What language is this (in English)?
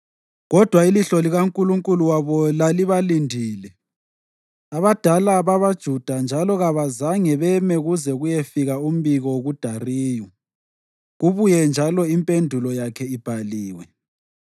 North Ndebele